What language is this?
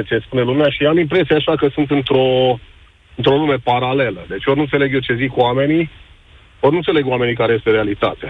Romanian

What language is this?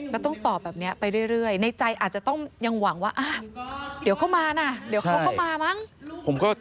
Thai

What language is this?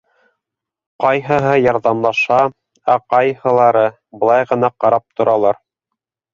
Bashkir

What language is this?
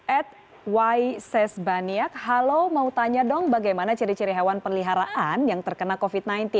Indonesian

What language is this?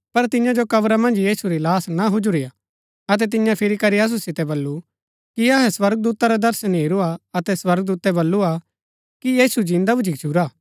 Gaddi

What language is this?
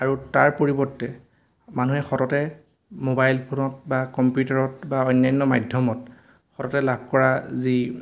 Assamese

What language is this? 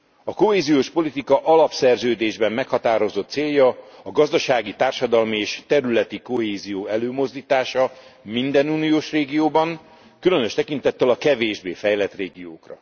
Hungarian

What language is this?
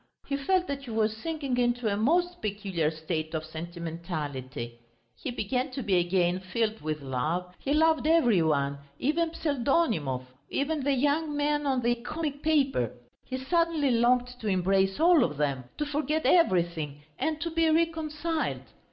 English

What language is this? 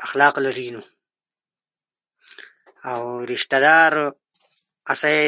Ushojo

